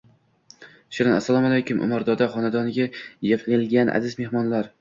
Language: Uzbek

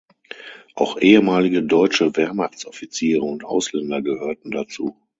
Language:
German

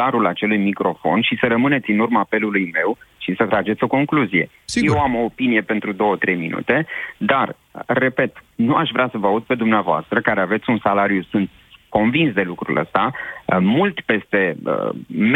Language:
Romanian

